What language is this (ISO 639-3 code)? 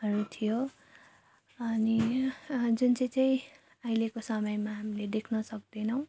nep